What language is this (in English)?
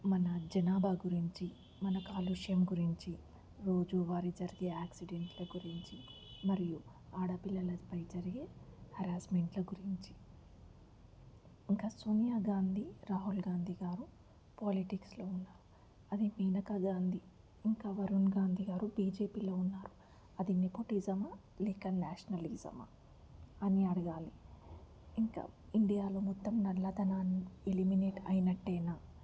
Telugu